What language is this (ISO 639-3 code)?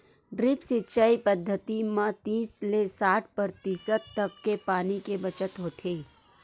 hne